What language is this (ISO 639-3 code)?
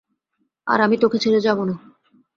ben